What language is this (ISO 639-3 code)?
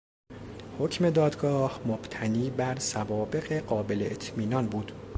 fas